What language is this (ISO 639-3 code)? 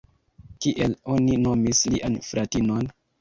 epo